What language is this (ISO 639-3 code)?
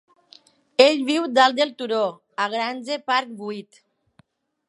cat